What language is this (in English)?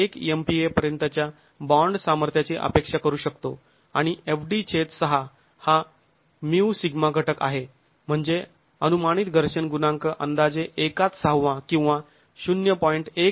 Marathi